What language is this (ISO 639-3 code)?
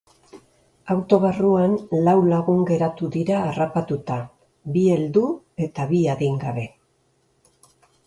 eus